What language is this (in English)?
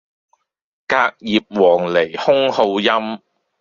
Cantonese